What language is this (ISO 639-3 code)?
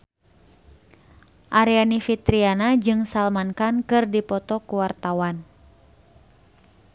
sun